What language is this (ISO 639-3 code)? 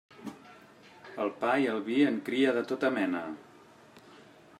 cat